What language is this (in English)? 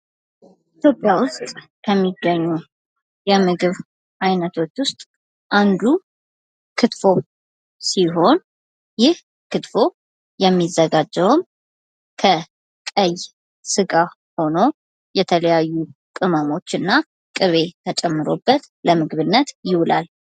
Amharic